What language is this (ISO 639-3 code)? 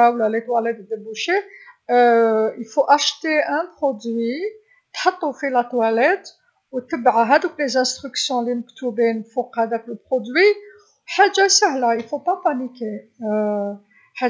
arq